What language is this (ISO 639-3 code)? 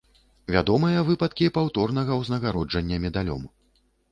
bel